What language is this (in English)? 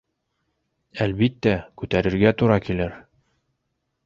Bashkir